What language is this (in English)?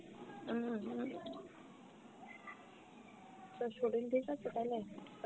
Bangla